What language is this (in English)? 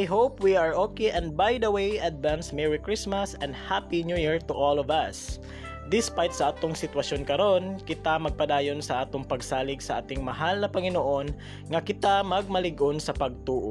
Filipino